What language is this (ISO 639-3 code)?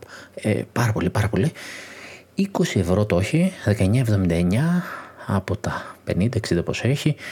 ell